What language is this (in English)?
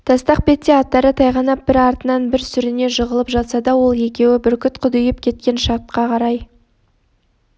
Kazakh